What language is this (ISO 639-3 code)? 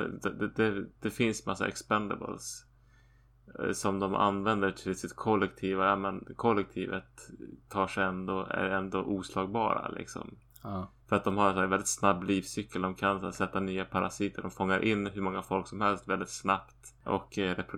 swe